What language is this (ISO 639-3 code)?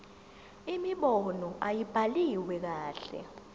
zul